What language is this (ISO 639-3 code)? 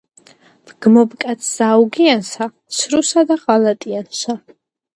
kat